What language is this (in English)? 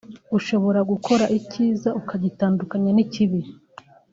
Kinyarwanda